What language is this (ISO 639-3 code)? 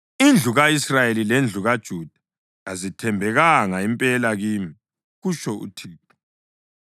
nde